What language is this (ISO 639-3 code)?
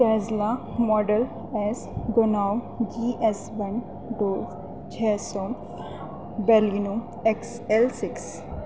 urd